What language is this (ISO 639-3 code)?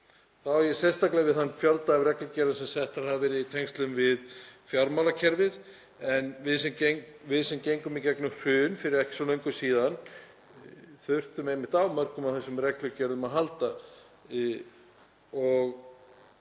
isl